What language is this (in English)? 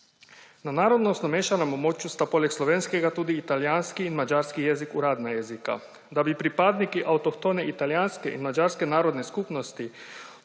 Slovenian